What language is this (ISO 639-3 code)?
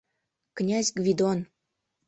chm